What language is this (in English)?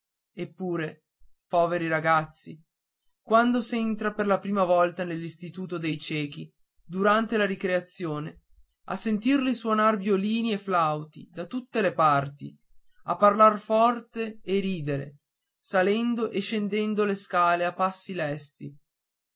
Italian